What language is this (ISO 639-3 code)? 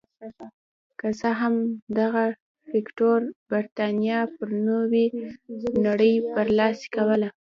pus